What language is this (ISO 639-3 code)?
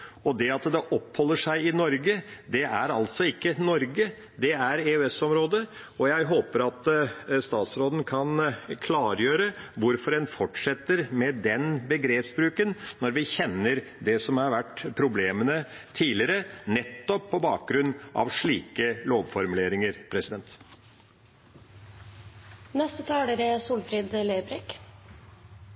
nor